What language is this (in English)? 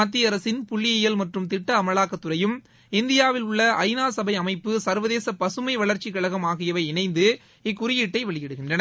Tamil